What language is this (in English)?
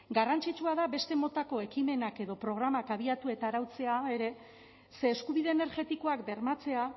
Basque